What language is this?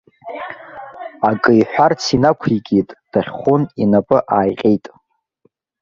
Abkhazian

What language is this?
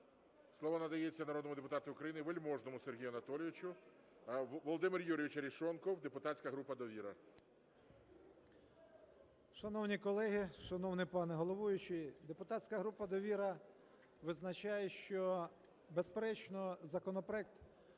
Ukrainian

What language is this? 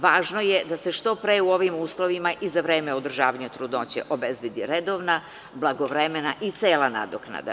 Serbian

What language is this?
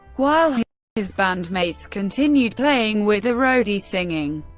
English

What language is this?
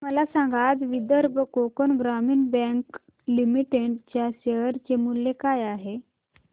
Marathi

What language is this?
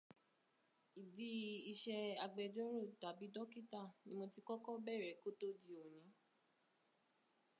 Yoruba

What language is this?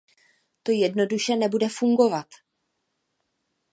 Czech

